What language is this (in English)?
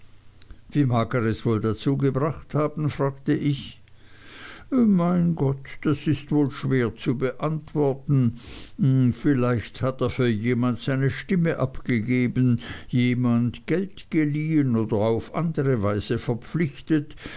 German